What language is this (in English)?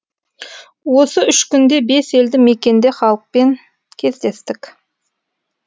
Kazakh